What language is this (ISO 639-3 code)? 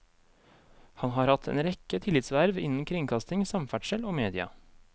nor